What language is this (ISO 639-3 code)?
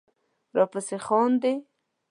pus